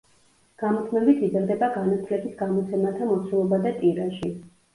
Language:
Georgian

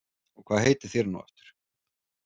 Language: Icelandic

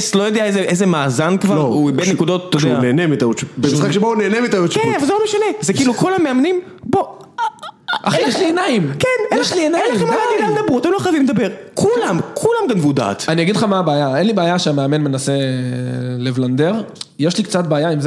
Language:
Hebrew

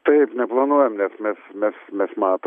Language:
Lithuanian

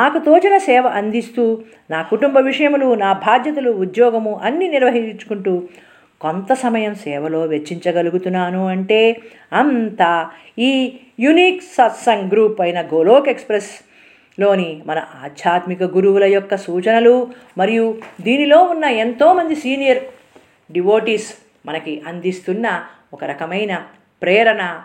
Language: Telugu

